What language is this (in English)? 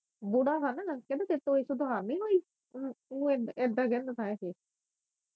Punjabi